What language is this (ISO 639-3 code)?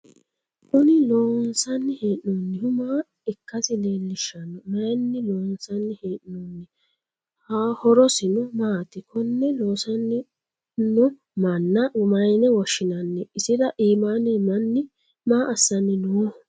sid